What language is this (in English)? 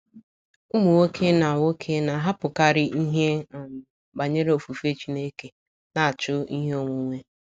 Igbo